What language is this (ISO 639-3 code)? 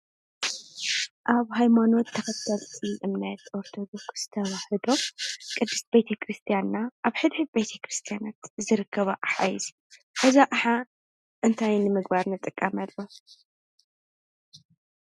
tir